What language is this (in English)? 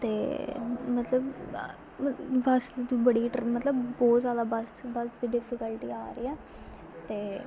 Dogri